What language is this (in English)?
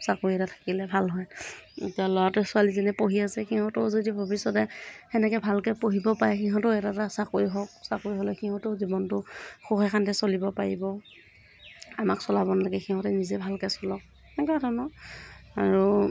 Assamese